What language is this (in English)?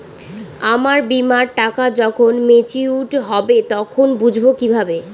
Bangla